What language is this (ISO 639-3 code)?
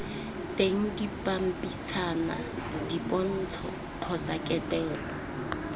tsn